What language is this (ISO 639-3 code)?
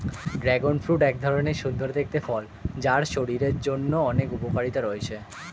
ben